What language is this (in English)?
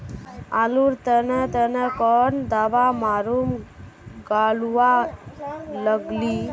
Magahi